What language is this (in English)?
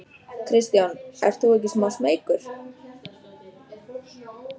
Icelandic